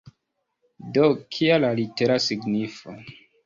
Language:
Esperanto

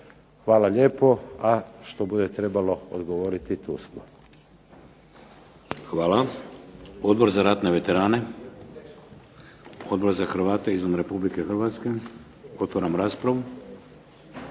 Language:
Croatian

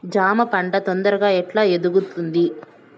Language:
Telugu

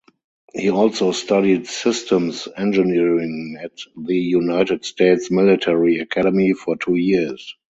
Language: English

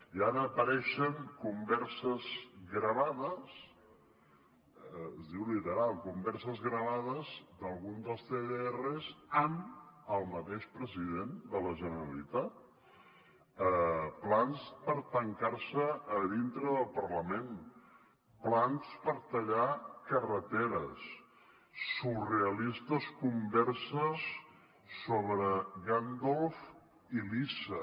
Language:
Catalan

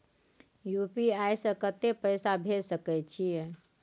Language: Maithili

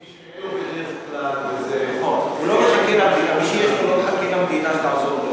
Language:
Hebrew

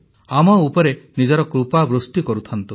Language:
Odia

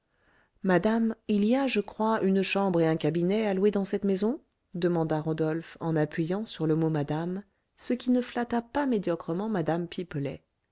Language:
French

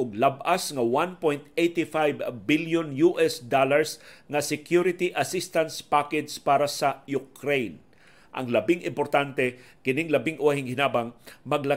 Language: Filipino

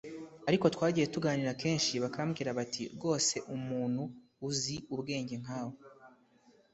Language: Kinyarwanda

